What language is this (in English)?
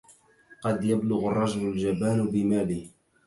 Arabic